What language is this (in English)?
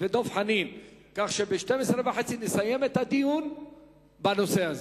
Hebrew